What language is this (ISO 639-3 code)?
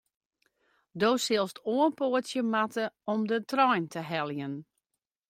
fry